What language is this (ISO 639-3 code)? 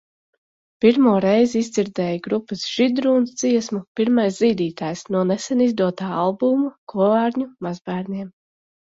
lav